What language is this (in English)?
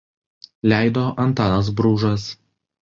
Lithuanian